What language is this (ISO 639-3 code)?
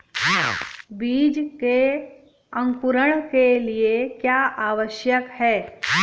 hin